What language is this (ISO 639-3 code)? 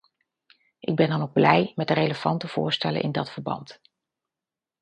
nld